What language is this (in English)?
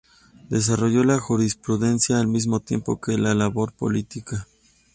Spanish